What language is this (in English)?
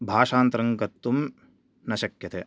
Sanskrit